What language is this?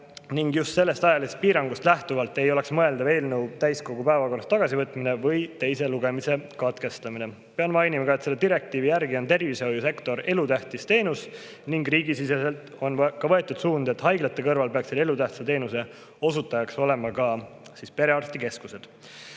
Estonian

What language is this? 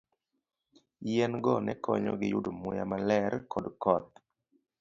Luo (Kenya and Tanzania)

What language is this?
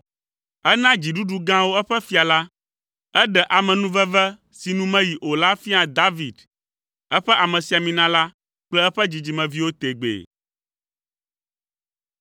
Ewe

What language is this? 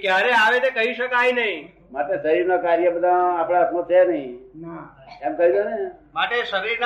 Gujarati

